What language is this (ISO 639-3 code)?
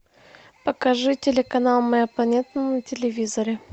rus